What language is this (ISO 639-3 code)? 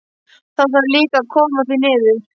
isl